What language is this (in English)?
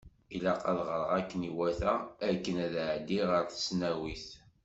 Kabyle